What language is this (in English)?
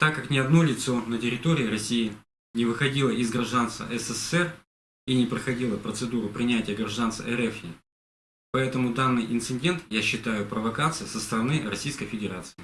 Russian